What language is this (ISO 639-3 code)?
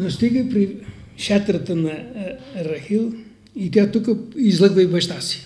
bul